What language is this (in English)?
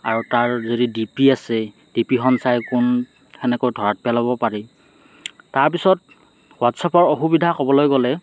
Assamese